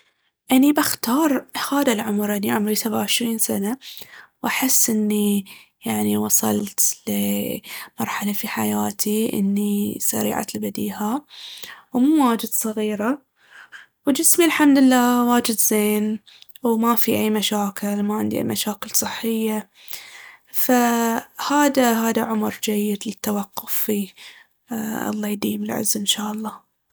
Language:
Baharna Arabic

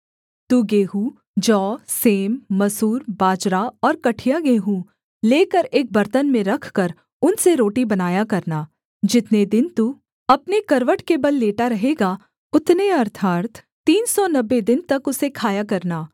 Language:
Hindi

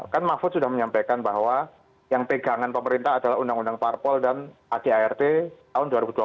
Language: Indonesian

